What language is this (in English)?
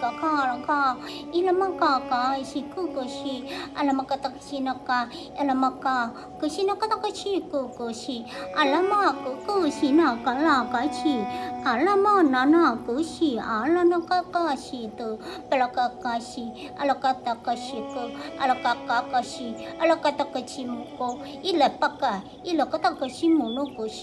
Vietnamese